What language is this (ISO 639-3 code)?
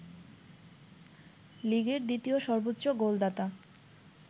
ben